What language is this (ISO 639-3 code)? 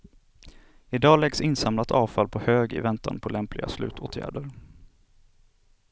swe